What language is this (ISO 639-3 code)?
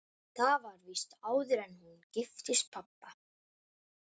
isl